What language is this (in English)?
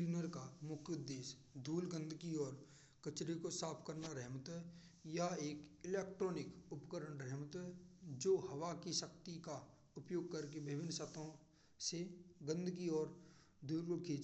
Braj